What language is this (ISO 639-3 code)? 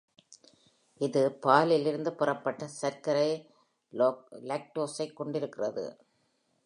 tam